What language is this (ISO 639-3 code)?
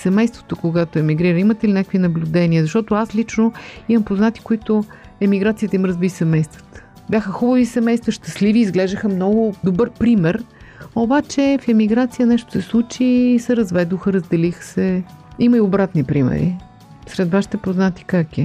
bul